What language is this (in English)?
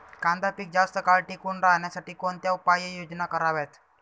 Marathi